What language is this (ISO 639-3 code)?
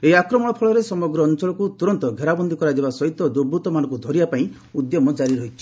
ori